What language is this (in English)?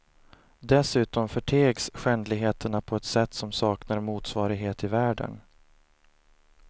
Swedish